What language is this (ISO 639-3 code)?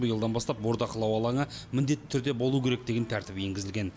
kaz